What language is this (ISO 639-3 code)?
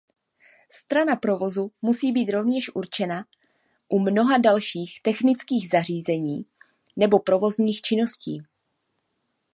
ces